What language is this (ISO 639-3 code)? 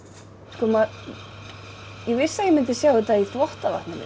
isl